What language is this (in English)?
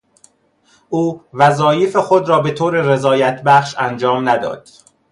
Persian